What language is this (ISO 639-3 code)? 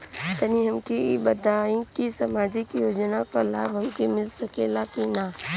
bho